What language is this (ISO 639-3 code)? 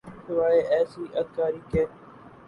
urd